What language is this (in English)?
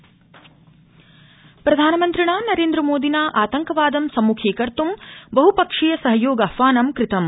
Sanskrit